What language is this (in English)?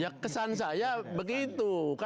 Indonesian